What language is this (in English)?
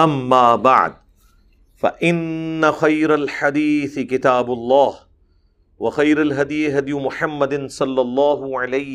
Urdu